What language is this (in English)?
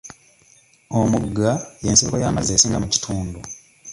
Ganda